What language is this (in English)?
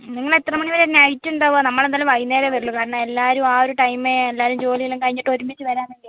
Malayalam